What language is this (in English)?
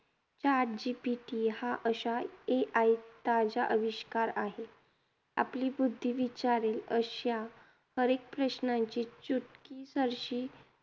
Marathi